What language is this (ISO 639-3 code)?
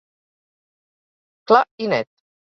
cat